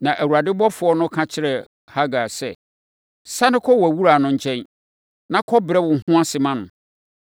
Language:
Akan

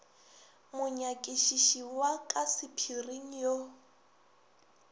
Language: Northern Sotho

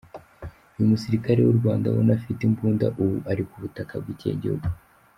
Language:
Kinyarwanda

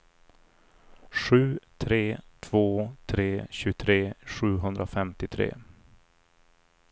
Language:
Swedish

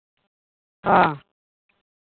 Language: Santali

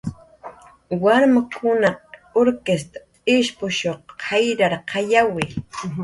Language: Jaqaru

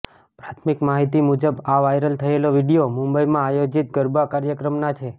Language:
Gujarati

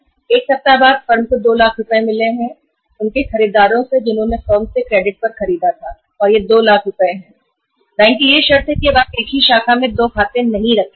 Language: Hindi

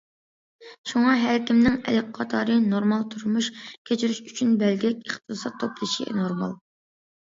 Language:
Uyghur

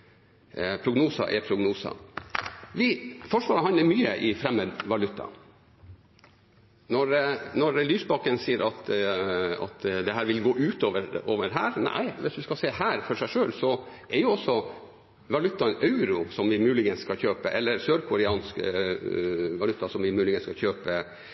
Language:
Norwegian Bokmål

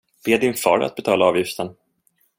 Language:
Swedish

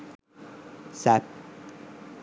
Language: Sinhala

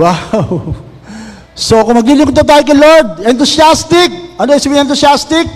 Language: Filipino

